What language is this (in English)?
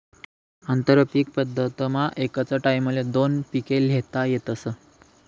Marathi